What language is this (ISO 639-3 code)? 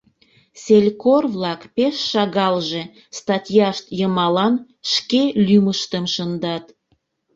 chm